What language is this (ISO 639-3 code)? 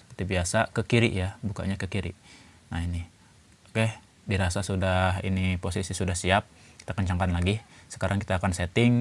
ind